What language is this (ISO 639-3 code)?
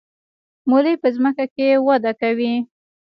pus